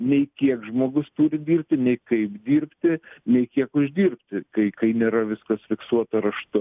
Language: Lithuanian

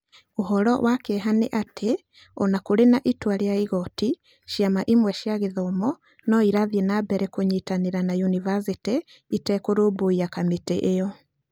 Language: Kikuyu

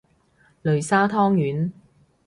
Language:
Cantonese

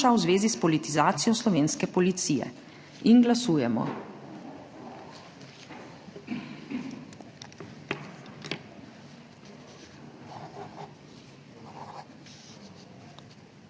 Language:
Slovenian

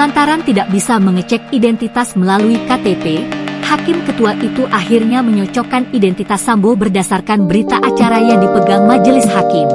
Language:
Indonesian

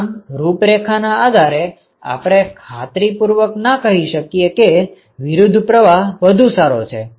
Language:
Gujarati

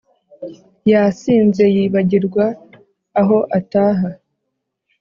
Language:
Kinyarwanda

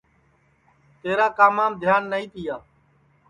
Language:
Sansi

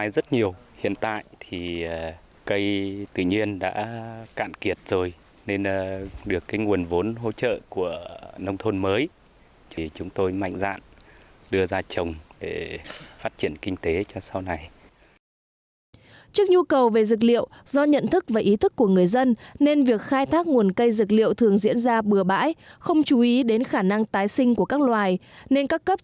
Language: Vietnamese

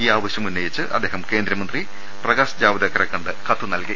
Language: Malayalam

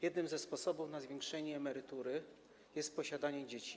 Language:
Polish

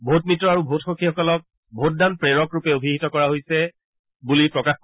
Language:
Assamese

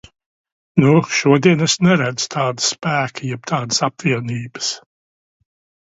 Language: Latvian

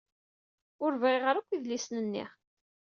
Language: Kabyle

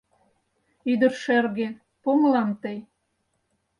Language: Mari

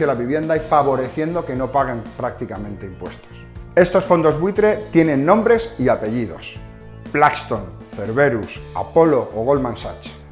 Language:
Spanish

